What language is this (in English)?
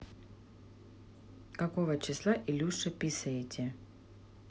Russian